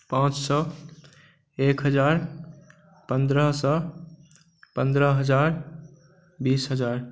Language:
Maithili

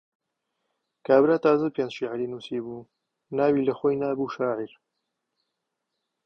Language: Central Kurdish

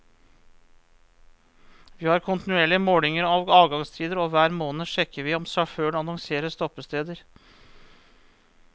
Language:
Norwegian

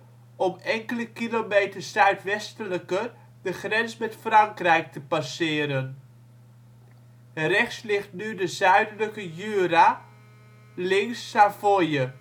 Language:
Dutch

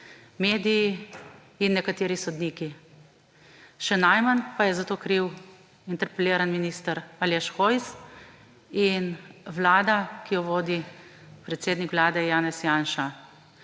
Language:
Slovenian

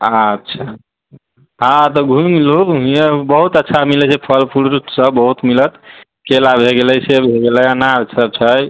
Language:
Maithili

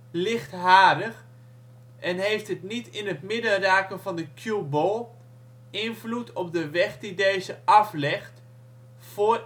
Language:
Dutch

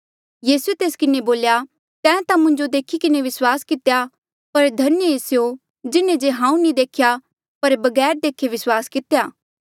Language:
Mandeali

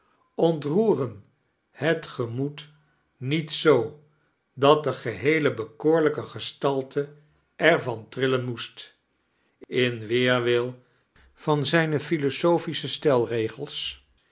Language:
Dutch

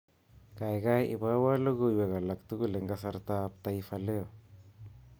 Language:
Kalenjin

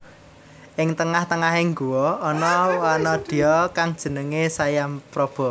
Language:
Javanese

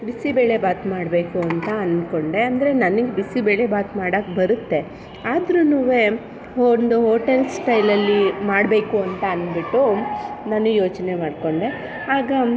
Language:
Kannada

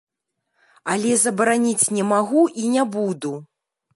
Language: Belarusian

